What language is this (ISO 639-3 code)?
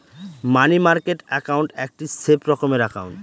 ben